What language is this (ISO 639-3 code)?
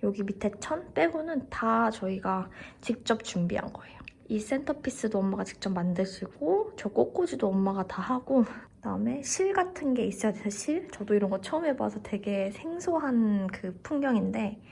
kor